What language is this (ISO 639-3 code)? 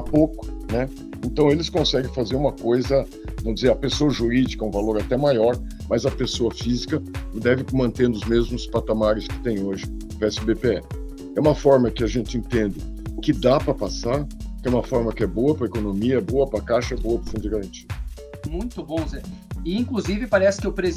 por